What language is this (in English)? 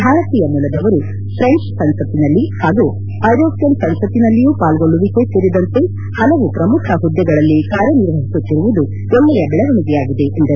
Kannada